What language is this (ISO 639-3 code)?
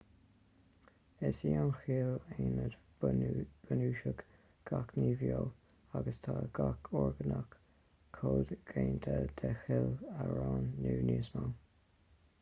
gle